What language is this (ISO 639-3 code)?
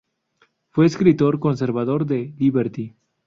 spa